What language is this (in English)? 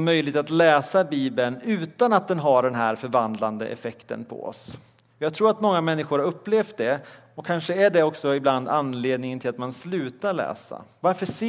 Swedish